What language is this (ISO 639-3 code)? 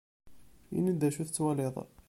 kab